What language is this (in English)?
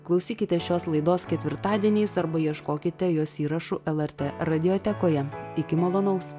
Lithuanian